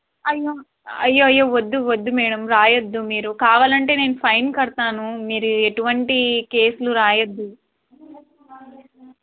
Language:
Telugu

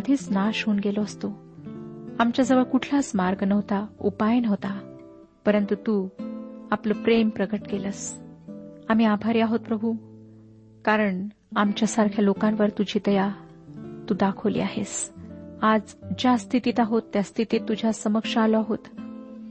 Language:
Marathi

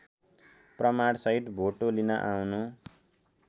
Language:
Nepali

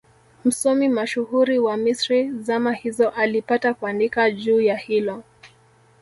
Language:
Swahili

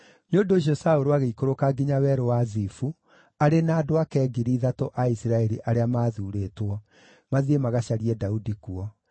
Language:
Kikuyu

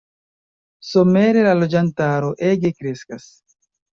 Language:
Esperanto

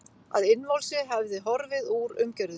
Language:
Icelandic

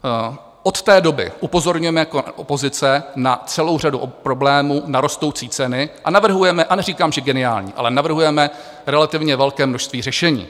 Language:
Czech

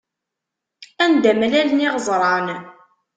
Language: Kabyle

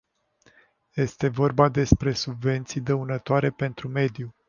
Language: Romanian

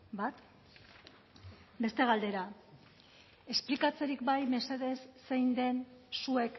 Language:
Basque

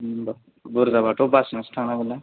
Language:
Bodo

